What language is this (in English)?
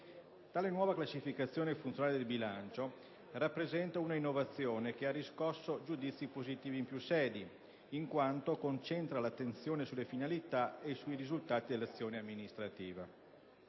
Italian